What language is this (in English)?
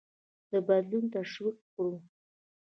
Pashto